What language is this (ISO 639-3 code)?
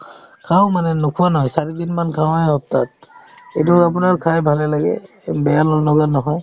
asm